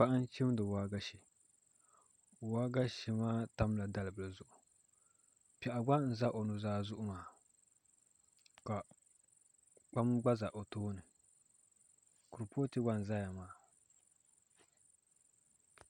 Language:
Dagbani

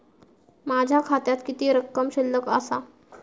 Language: Marathi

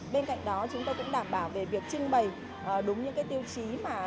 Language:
Vietnamese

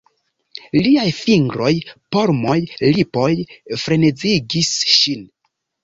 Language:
Esperanto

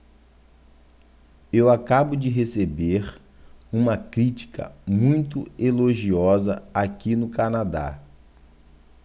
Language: Portuguese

